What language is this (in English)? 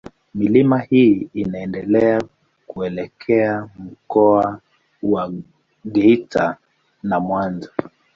Swahili